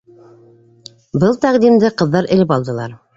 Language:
Bashkir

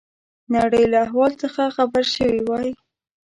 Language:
Pashto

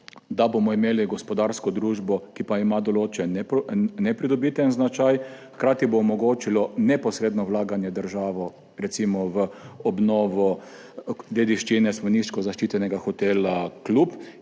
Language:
Slovenian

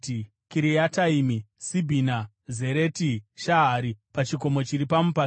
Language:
Shona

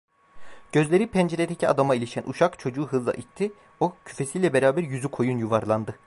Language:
Turkish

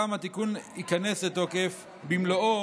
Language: Hebrew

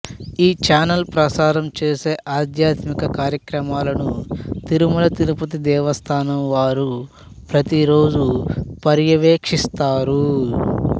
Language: Telugu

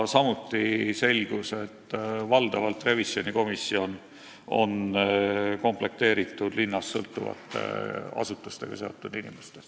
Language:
Estonian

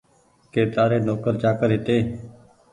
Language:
Goaria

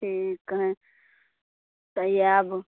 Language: Maithili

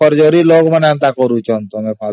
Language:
Odia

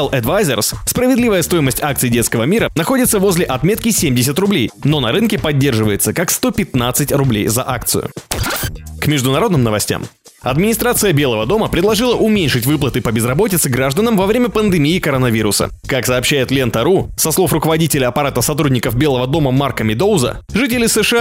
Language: Russian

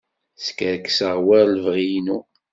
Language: Kabyle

